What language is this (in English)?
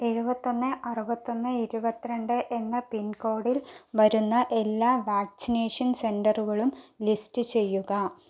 Malayalam